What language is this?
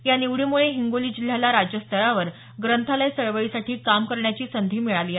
Marathi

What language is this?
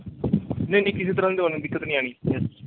Punjabi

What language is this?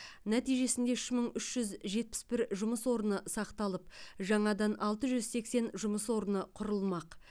Kazakh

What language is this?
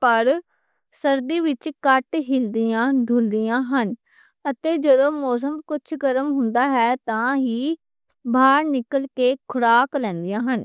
Western Panjabi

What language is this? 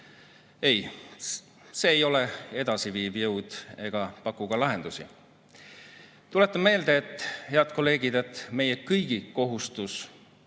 Estonian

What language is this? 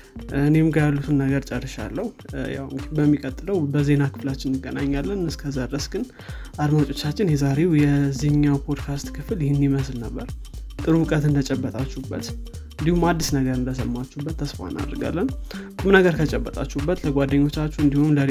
Amharic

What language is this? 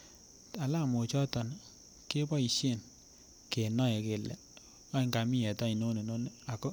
Kalenjin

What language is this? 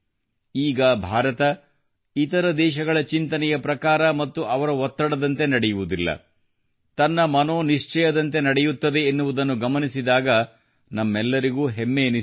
Kannada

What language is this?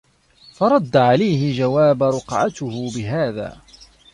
Arabic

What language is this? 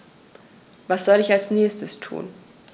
German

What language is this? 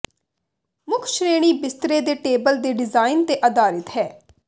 Punjabi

